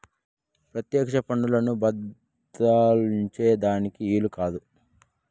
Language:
Telugu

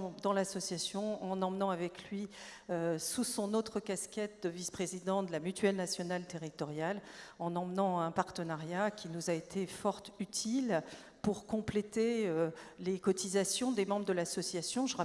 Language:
French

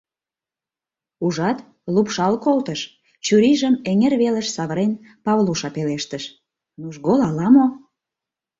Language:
Mari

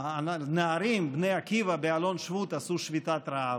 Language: Hebrew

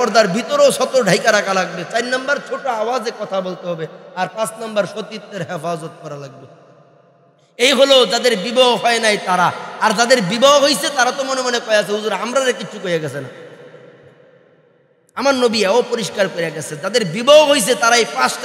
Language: Indonesian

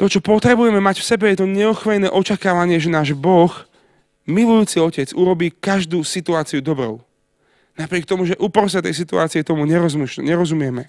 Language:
Slovak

